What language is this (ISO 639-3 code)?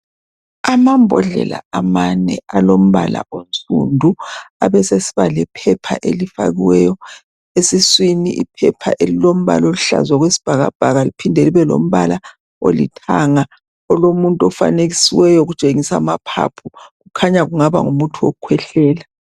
nde